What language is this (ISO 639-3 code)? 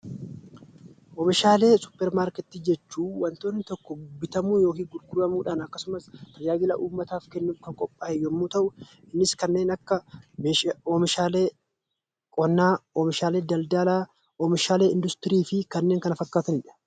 orm